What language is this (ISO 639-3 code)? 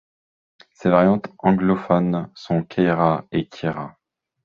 fra